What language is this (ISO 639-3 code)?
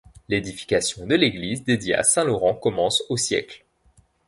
fra